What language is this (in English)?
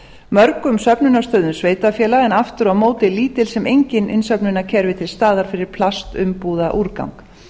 Icelandic